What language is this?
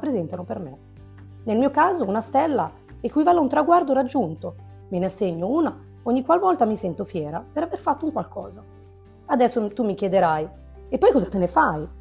Italian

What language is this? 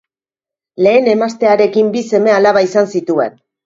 Basque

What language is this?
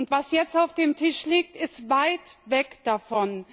German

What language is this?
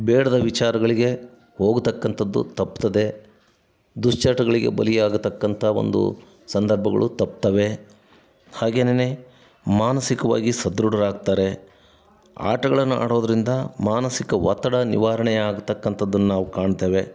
Kannada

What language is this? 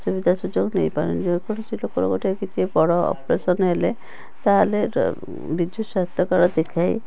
Odia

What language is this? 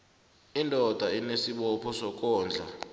South Ndebele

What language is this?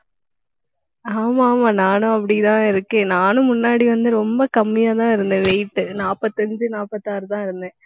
Tamil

